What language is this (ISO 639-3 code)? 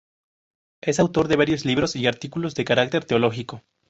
spa